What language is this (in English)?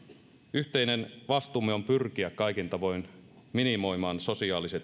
Finnish